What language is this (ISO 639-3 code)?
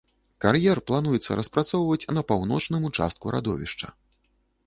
bel